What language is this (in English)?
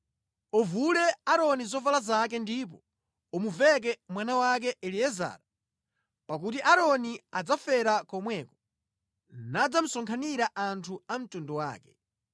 Nyanja